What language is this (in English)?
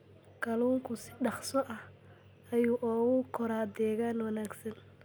Somali